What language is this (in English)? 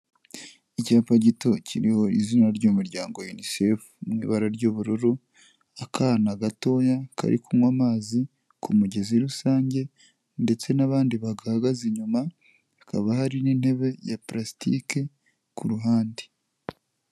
Kinyarwanda